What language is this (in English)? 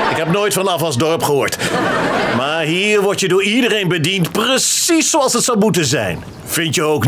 Dutch